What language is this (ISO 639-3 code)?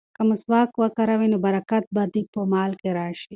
pus